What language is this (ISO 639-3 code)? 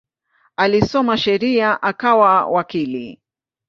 swa